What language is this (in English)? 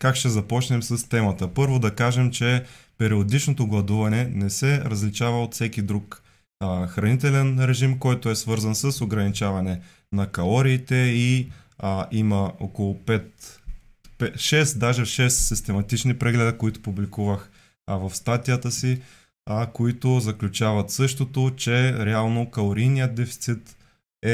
Bulgarian